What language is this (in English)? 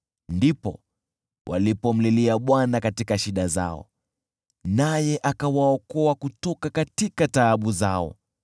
Swahili